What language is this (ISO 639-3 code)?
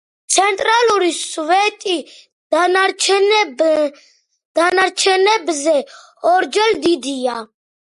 kat